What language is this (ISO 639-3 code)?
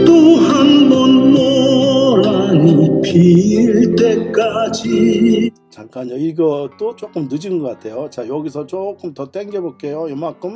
kor